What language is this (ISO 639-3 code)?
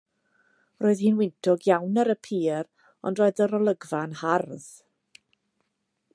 cym